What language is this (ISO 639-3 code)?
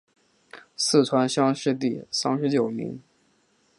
zho